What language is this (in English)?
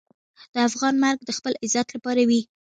Pashto